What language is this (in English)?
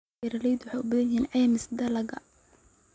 Somali